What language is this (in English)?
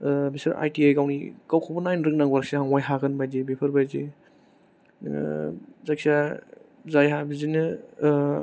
Bodo